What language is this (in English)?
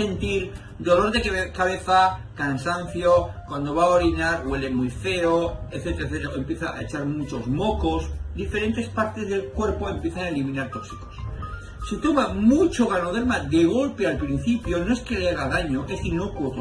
Spanish